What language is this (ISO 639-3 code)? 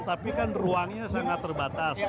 ind